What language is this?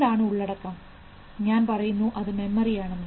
Malayalam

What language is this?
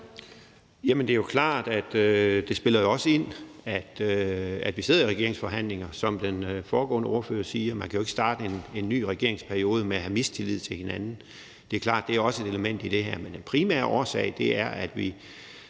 Danish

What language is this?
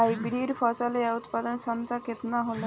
Bhojpuri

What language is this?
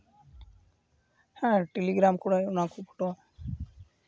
Santali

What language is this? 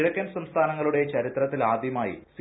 Malayalam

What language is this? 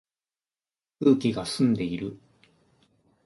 Japanese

